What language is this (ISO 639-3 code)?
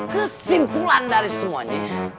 ind